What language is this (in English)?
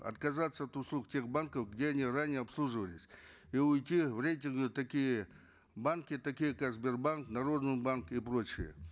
Kazakh